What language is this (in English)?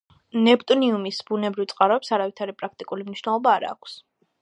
Georgian